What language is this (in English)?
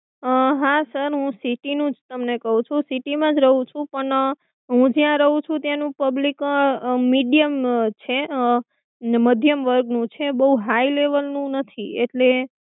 Gujarati